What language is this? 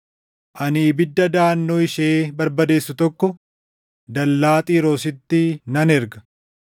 Oromo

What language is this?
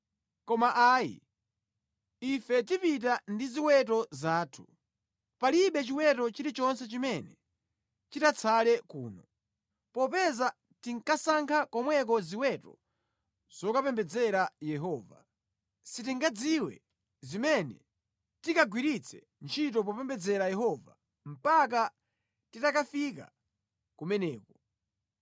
Nyanja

